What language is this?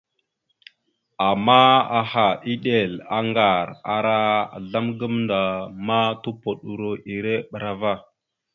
Mada (Cameroon)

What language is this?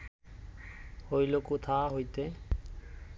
Bangla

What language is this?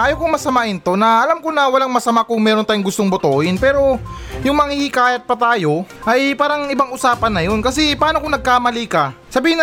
Filipino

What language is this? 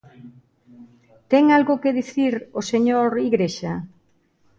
Galician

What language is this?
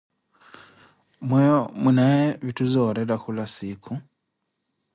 Koti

